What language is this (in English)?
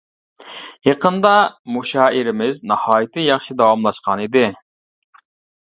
Uyghur